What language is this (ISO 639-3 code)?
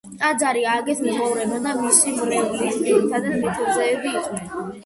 kat